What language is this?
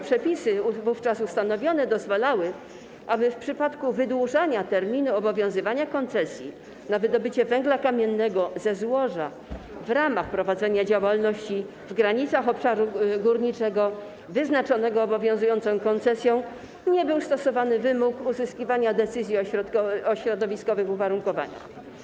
Polish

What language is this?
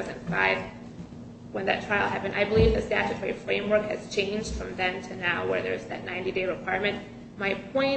English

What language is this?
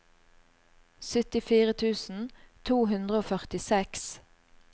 Norwegian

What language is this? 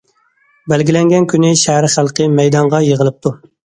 Uyghur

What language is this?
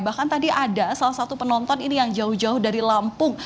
Indonesian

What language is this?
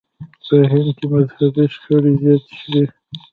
Pashto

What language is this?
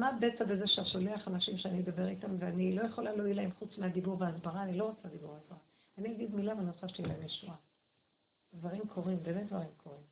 Hebrew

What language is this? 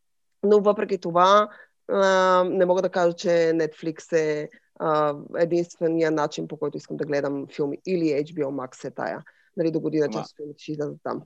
Bulgarian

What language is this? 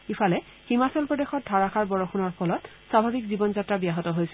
Assamese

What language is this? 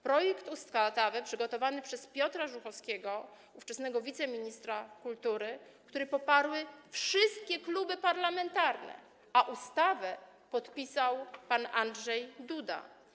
Polish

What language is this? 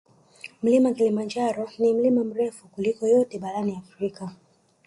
Swahili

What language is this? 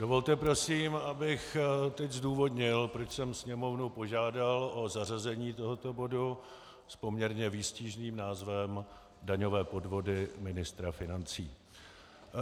Czech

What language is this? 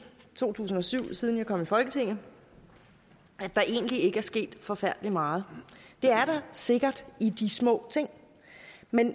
Danish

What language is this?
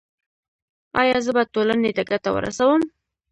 Pashto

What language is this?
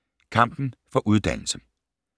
Danish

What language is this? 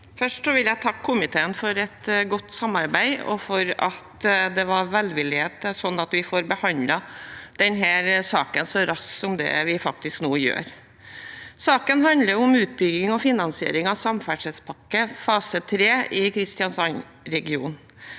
Norwegian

